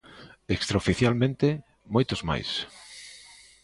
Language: Galician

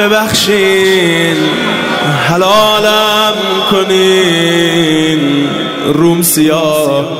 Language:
Persian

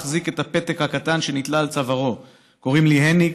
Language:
Hebrew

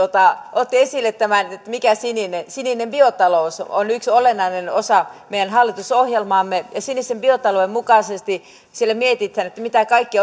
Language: Finnish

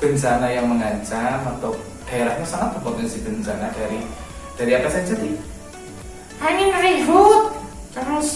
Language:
Indonesian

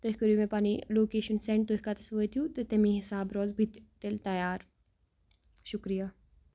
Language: Kashmiri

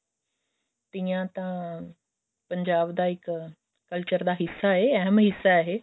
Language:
Punjabi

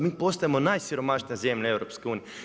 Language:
Croatian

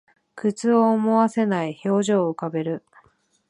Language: Japanese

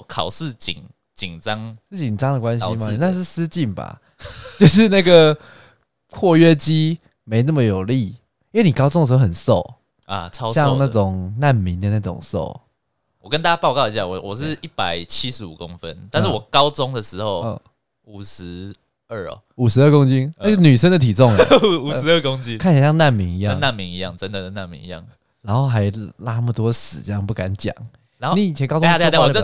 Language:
Chinese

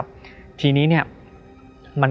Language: Thai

